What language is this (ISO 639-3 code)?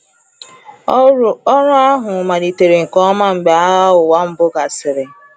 ibo